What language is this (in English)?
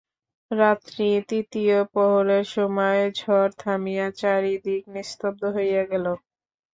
Bangla